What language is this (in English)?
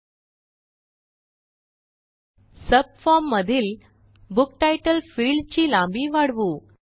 Marathi